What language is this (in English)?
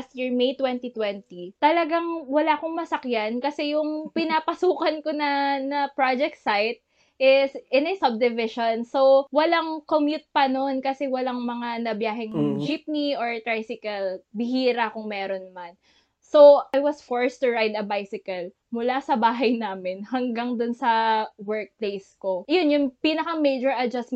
Filipino